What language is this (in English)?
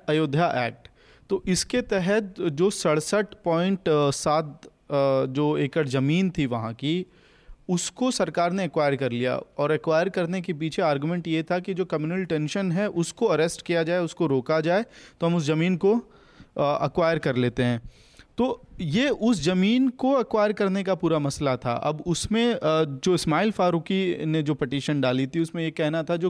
Hindi